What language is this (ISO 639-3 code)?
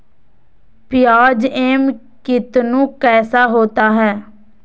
mag